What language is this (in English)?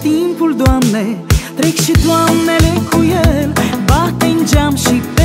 Romanian